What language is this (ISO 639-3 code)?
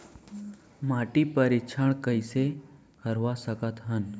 hne